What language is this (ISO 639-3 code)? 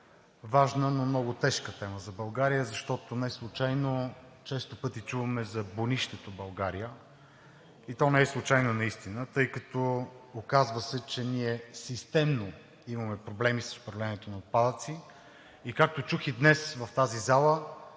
bul